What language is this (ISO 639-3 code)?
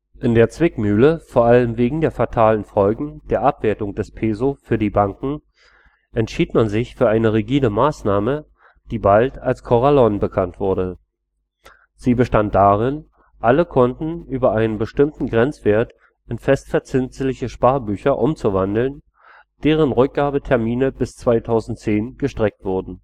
deu